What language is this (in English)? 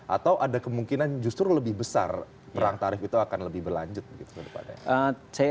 Indonesian